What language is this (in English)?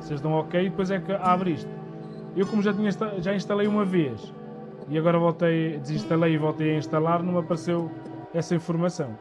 Portuguese